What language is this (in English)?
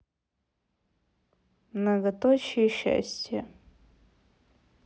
Russian